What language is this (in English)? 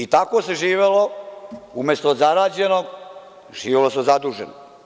Serbian